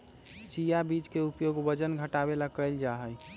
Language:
Magahi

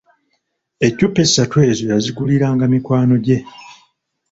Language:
Ganda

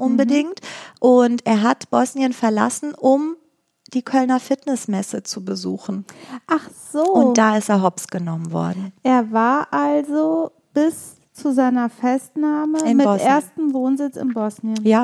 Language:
German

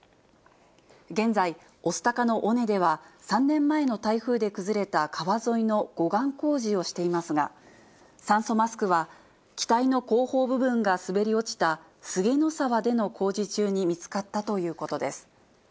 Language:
Japanese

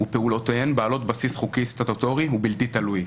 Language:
Hebrew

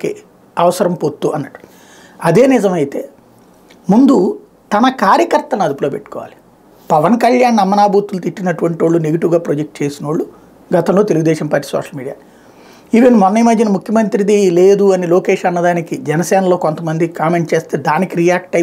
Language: Telugu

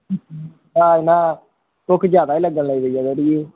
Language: Dogri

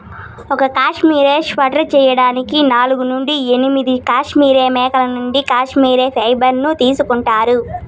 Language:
Telugu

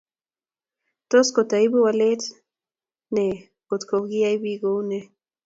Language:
Kalenjin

